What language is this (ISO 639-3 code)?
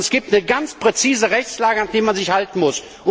deu